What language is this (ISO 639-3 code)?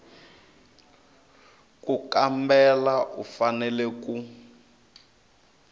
tso